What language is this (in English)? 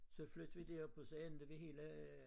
Danish